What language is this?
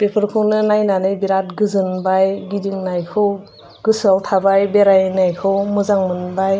Bodo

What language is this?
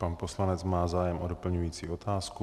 Czech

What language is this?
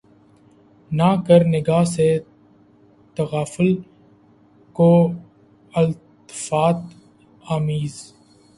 Urdu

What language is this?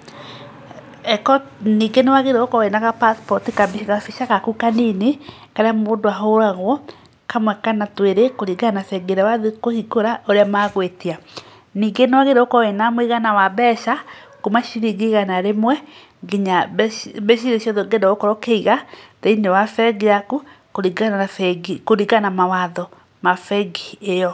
Kikuyu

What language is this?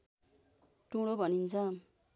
Nepali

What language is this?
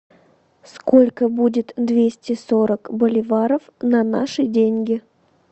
Russian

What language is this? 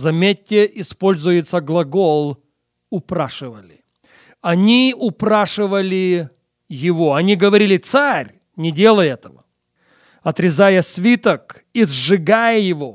Russian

